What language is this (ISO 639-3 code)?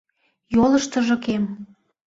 chm